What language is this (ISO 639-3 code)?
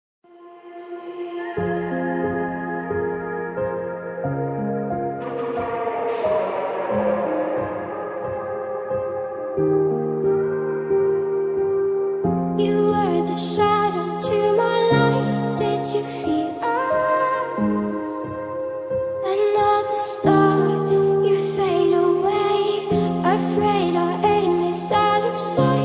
eng